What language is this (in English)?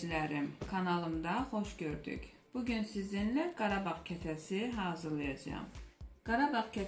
Turkish